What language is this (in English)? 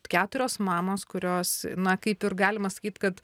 Lithuanian